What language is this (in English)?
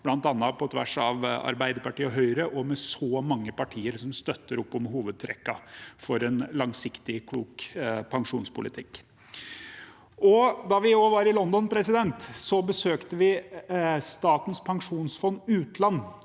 Norwegian